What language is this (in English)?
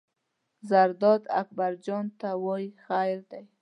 Pashto